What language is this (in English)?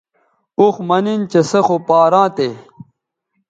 Bateri